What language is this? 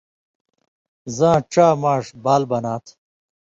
Indus Kohistani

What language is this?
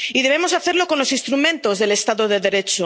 Spanish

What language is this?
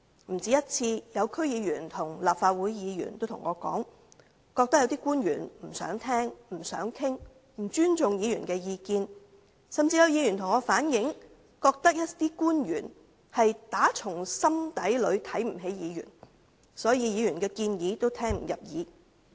Cantonese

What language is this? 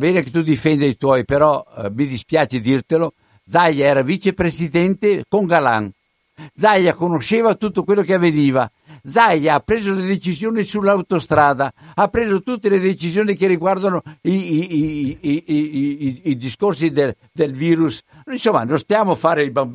Italian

